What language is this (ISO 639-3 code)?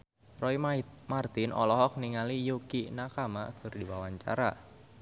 sun